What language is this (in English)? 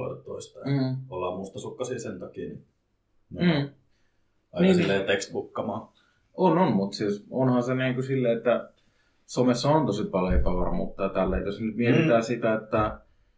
Finnish